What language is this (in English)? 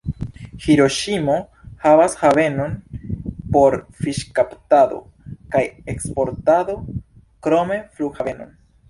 Esperanto